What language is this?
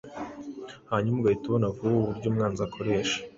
Kinyarwanda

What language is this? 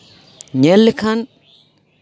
Santali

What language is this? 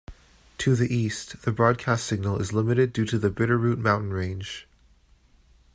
English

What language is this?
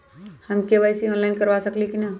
Magahi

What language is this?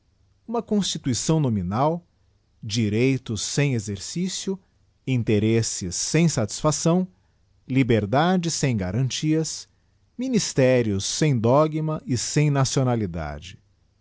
Portuguese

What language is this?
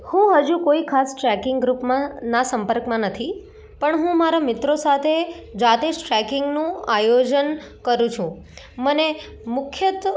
Gujarati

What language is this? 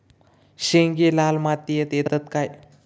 Marathi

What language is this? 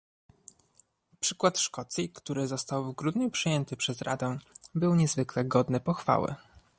Polish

